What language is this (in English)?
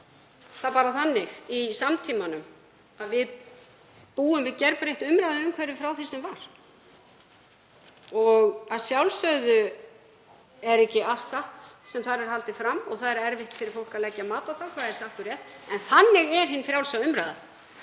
Icelandic